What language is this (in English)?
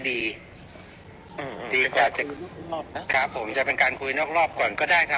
Thai